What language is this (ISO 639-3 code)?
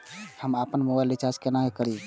mai